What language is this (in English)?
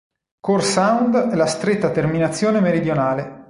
Italian